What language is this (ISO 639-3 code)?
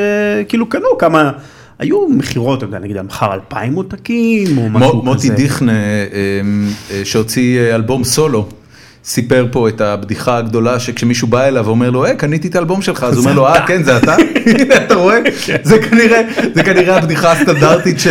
heb